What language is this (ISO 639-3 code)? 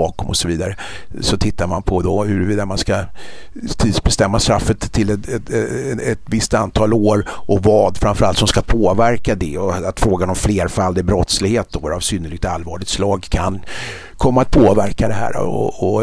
swe